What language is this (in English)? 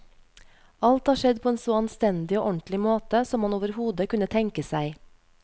Norwegian